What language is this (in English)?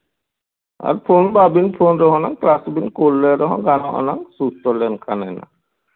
Santali